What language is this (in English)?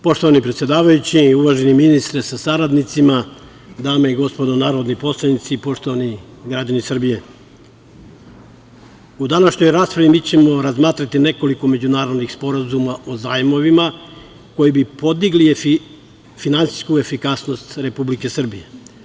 Serbian